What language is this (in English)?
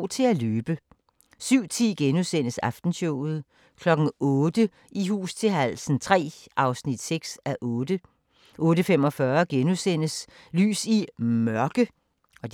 Danish